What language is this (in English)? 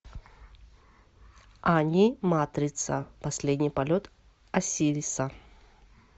Russian